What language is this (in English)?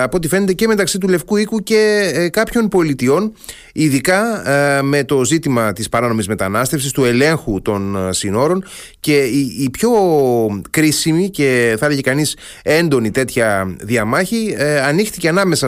Greek